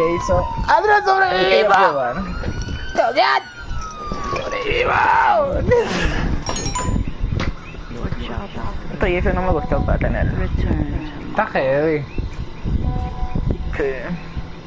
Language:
Spanish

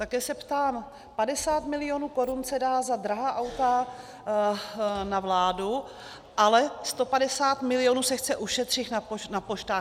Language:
Czech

